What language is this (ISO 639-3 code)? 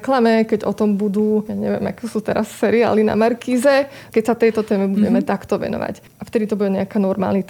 slk